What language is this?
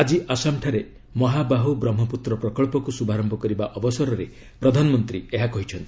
Odia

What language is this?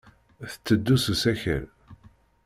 Kabyle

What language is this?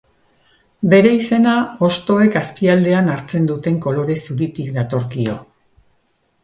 Basque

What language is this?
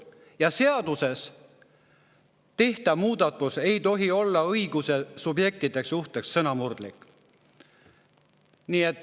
Estonian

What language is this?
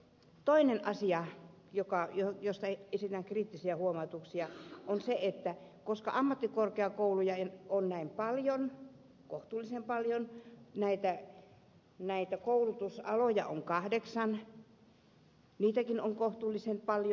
Finnish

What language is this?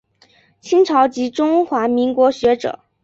Chinese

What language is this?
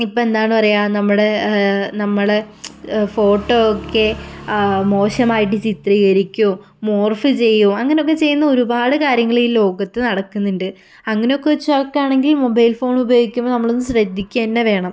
Malayalam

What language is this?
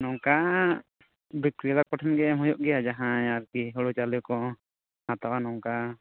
Santali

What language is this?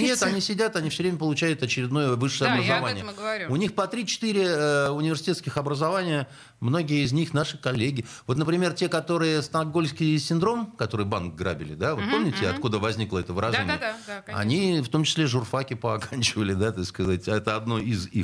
Russian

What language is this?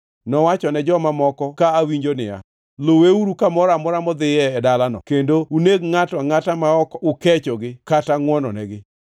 Luo (Kenya and Tanzania)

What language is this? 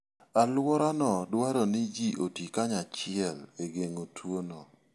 Luo (Kenya and Tanzania)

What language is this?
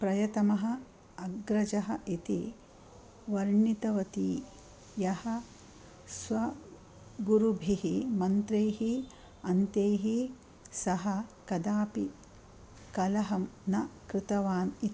Sanskrit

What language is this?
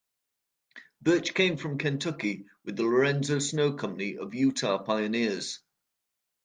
English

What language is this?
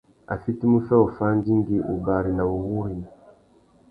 Tuki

